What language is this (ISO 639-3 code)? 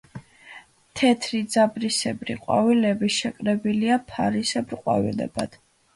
kat